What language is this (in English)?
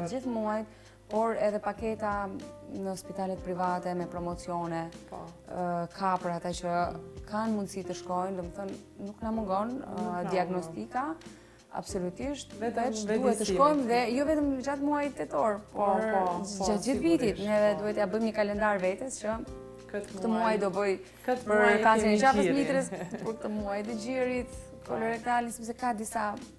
Romanian